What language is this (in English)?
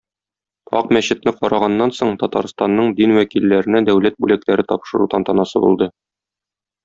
Tatar